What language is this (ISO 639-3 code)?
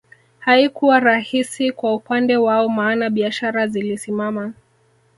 swa